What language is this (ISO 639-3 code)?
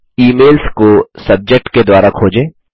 hin